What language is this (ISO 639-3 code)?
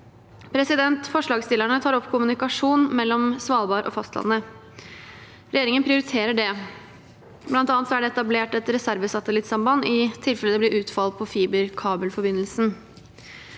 nor